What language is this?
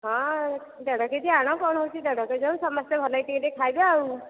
Odia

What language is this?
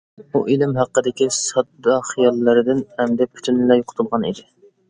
Uyghur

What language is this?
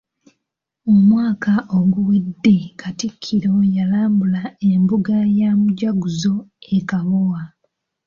Ganda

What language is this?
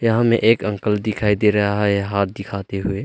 Hindi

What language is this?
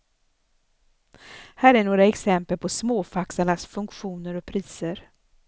Swedish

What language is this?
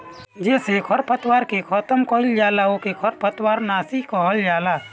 Bhojpuri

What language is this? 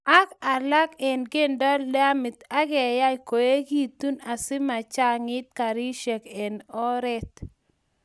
Kalenjin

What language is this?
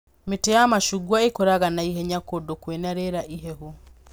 Kikuyu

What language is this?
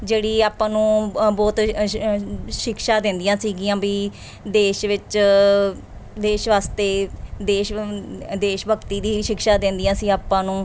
Punjabi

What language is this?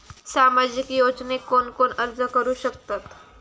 Marathi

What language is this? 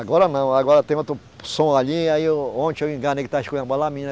Portuguese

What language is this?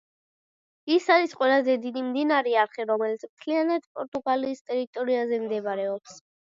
Georgian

